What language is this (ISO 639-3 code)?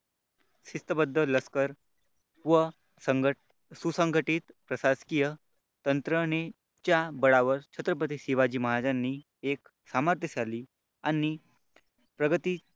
mar